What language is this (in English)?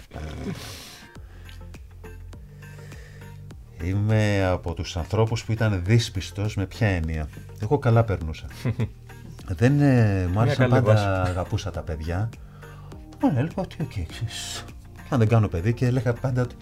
Greek